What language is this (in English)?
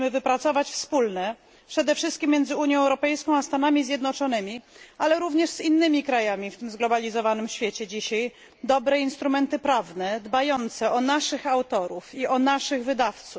Polish